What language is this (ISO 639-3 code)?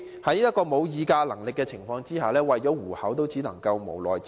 yue